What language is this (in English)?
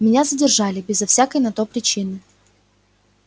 Russian